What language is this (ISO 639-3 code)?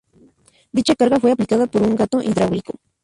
spa